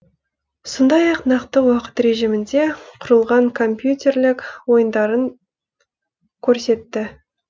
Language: Kazakh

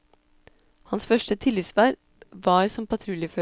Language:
Norwegian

